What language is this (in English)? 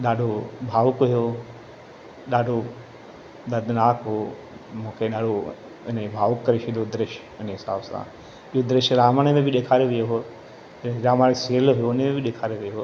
Sindhi